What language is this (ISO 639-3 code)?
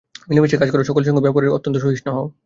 ben